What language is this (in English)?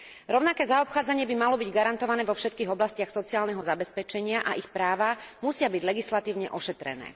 Slovak